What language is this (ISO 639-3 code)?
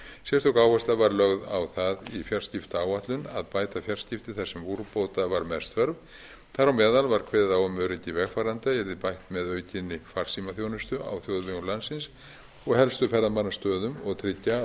isl